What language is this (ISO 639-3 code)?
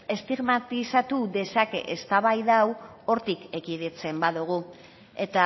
eus